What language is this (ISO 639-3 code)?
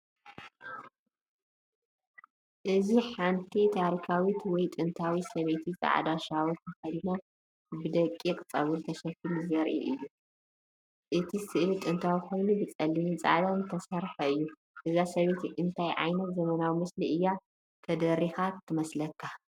tir